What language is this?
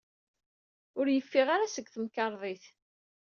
Kabyle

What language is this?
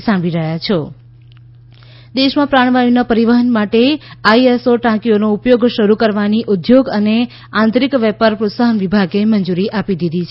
Gujarati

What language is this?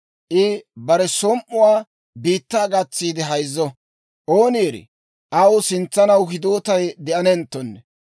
Dawro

